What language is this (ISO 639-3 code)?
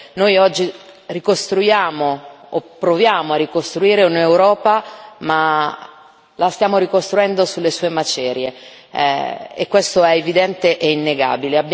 ita